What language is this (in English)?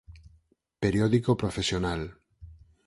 Galician